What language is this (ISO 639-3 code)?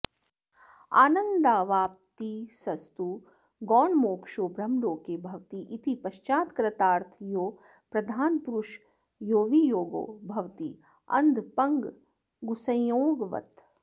san